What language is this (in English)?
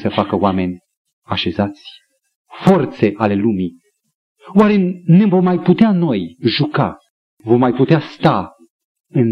Romanian